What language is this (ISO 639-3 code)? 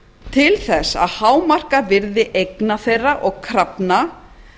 isl